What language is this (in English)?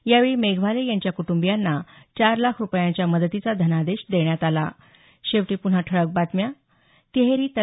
Marathi